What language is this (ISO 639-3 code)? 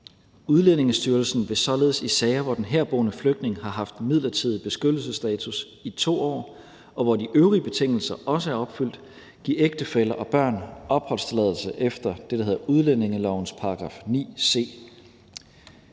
dan